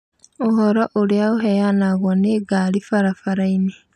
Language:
Kikuyu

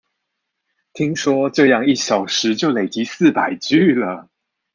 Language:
Chinese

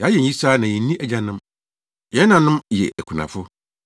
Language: Akan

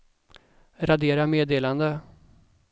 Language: Swedish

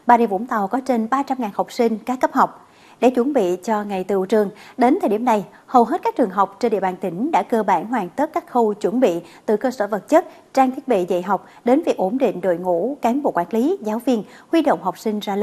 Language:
Vietnamese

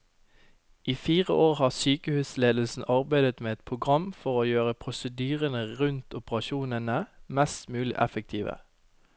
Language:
Norwegian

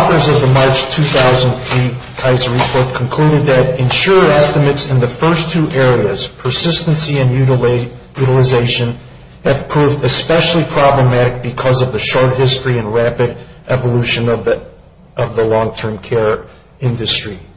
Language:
English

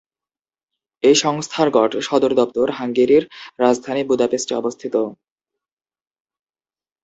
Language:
Bangla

